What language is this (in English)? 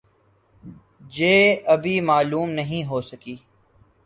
Urdu